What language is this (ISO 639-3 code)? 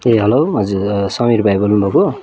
nep